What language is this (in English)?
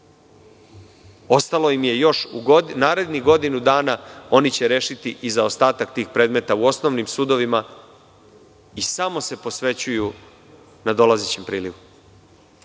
Serbian